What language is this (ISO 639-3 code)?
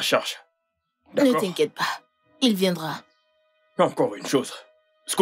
fra